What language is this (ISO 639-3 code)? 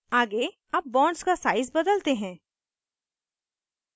hin